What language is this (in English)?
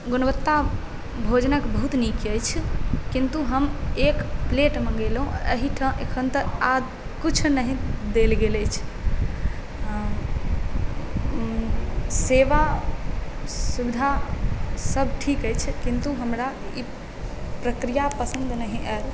Maithili